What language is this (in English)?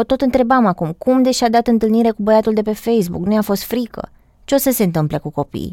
Romanian